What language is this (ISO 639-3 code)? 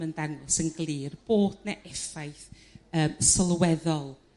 cym